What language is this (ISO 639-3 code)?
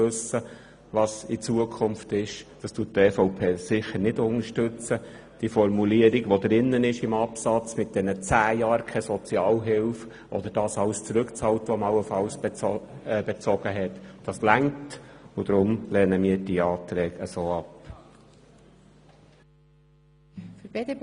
gsw